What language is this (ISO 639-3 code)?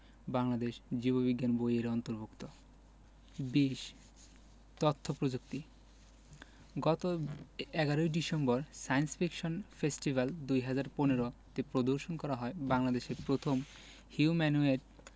ben